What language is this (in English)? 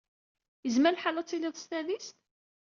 Kabyle